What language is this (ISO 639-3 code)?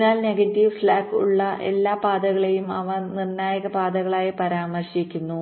mal